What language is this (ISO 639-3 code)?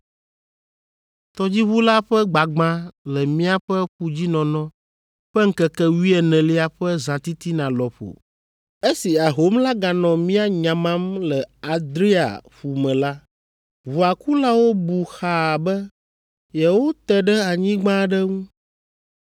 ewe